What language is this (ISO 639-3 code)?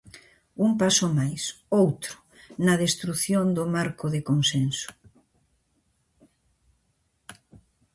glg